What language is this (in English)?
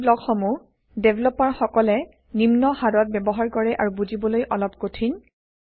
Assamese